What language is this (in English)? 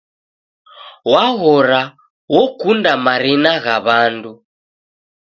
Taita